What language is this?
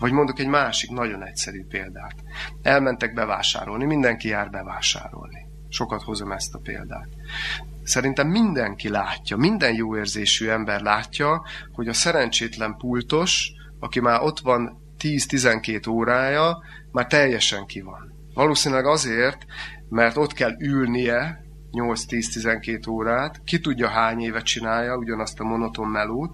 Hungarian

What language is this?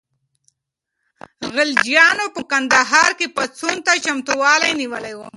Pashto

